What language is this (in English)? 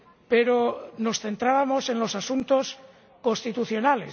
Spanish